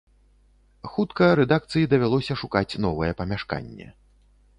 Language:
Belarusian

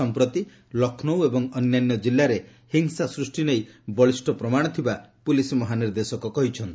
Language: Odia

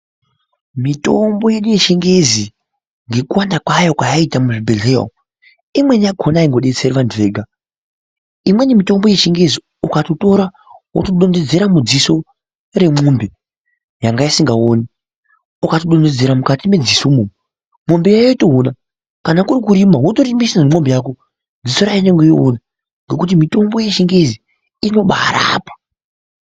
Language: Ndau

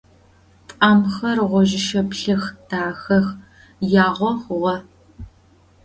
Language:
Adyghe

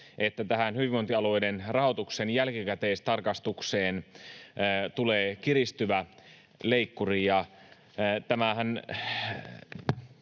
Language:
Finnish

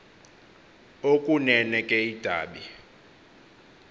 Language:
Xhosa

